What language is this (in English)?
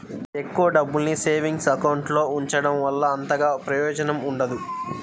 Telugu